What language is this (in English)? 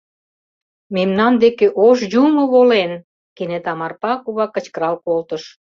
Mari